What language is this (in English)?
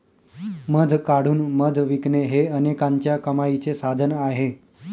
Marathi